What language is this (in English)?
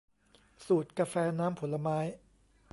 Thai